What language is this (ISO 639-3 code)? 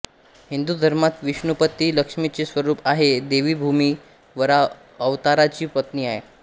mar